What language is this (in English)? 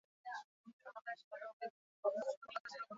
Basque